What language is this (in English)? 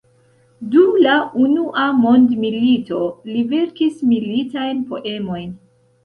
Esperanto